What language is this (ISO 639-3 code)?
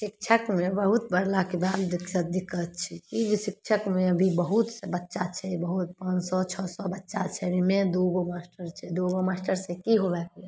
mai